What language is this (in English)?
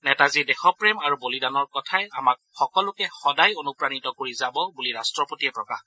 Assamese